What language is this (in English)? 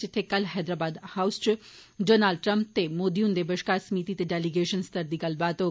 Dogri